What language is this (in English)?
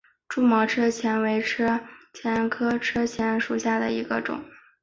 Chinese